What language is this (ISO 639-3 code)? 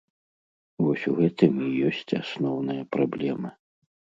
bel